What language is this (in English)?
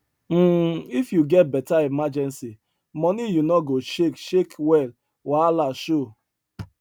Nigerian Pidgin